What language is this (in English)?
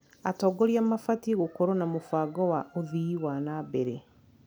Kikuyu